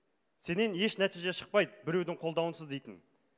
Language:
Kazakh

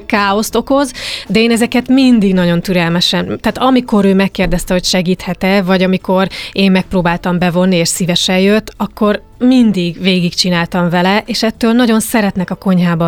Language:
Hungarian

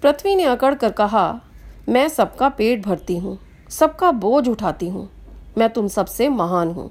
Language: Hindi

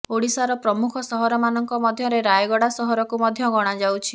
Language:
Odia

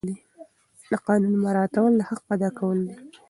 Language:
Pashto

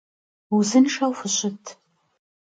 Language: Kabardian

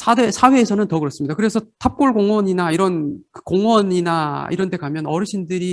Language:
Korean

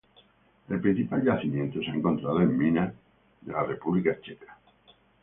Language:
Spanish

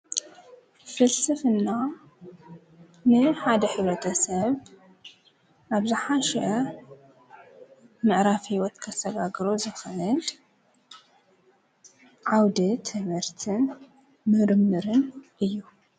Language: Tigrinya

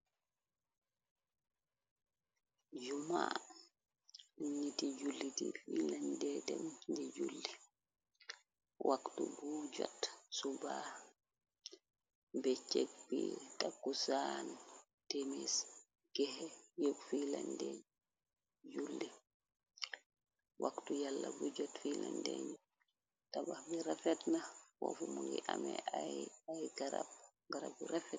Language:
Wolof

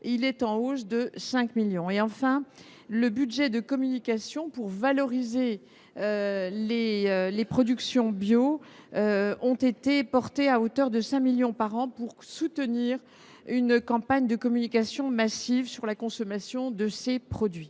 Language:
French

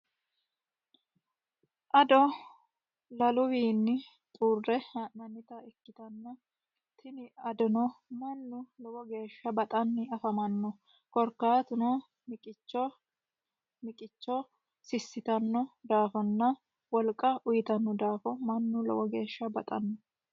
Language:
Sidamo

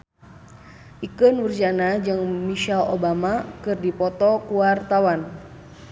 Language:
Sundanese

